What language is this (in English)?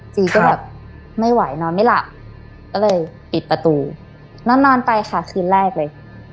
Thai